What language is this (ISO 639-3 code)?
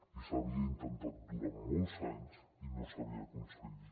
cat